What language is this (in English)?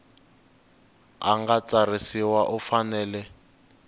Tsonga